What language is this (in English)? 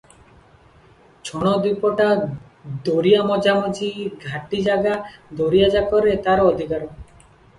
Odia